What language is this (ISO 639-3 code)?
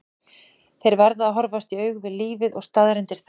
isl